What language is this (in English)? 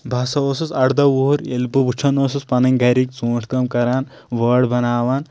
Kashmiri